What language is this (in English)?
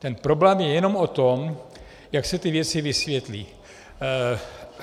Czech